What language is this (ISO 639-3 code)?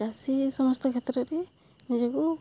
ori